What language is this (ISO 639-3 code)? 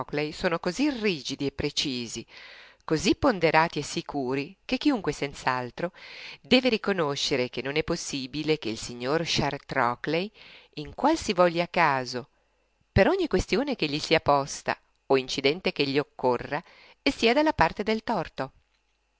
ita